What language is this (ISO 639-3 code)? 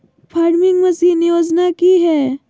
mag